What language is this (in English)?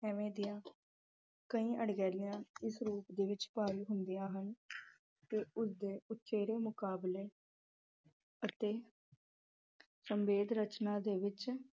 Punjabi